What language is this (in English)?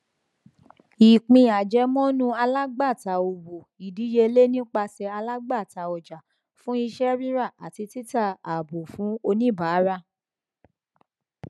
Yoruba